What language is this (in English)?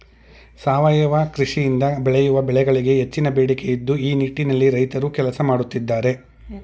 Kannada